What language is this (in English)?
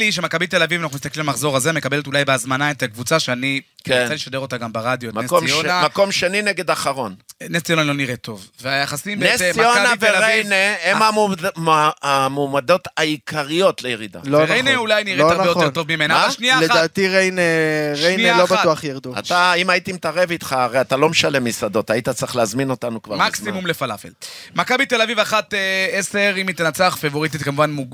Hebrew